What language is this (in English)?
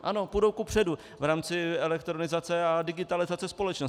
Czech